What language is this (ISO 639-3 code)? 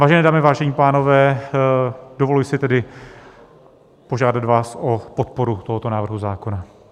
ces